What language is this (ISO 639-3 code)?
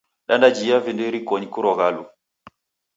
dav